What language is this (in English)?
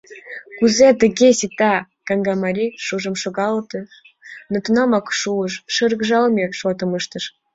Mari